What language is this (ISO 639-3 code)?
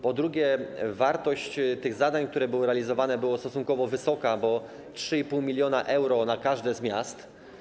pol